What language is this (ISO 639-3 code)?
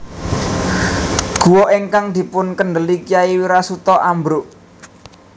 jav